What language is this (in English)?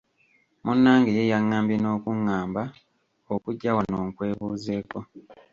Ganda